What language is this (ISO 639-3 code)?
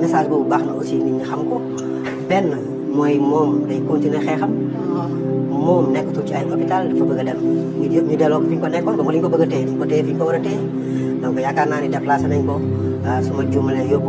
ara